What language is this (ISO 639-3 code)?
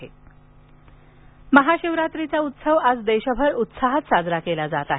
mar